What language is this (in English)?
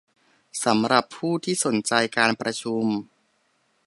Thai